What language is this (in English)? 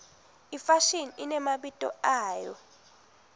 Swati